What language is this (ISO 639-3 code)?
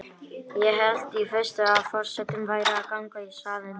isl